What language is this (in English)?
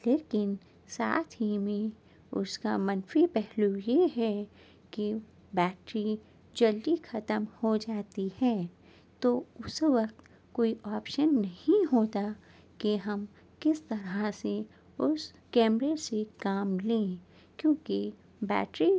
Urdu